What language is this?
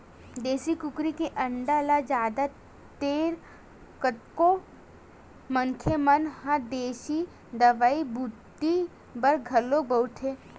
Chhattisgarhi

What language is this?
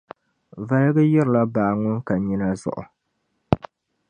Dagbani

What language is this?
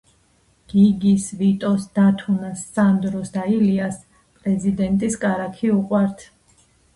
Georgian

